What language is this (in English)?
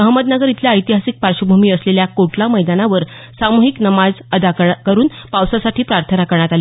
Marathi